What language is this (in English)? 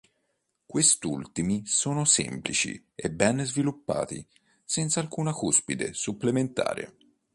Italian